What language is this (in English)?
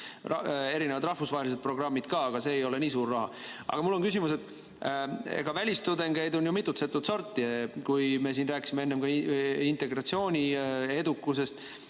Estonian